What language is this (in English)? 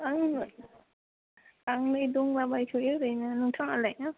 Bodo